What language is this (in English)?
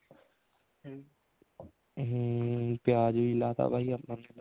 Punjabi